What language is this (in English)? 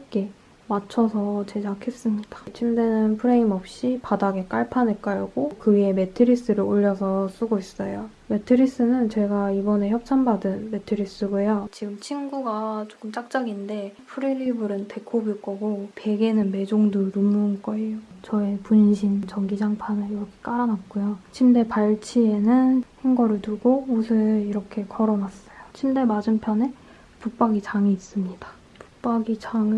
Korean